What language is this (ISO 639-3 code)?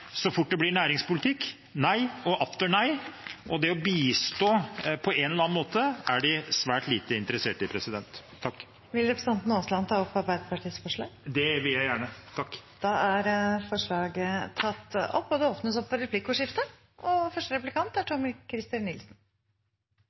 nor